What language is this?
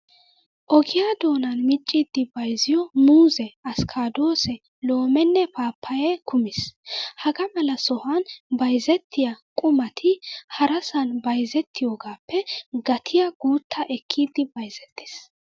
Wolaytta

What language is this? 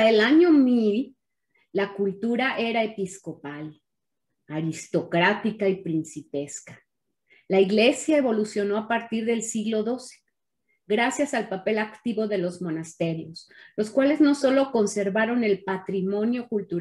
Spanish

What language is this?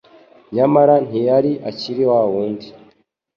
Kinyarwanda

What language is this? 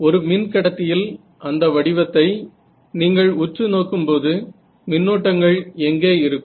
Tamil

